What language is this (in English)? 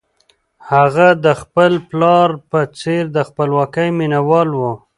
Pashto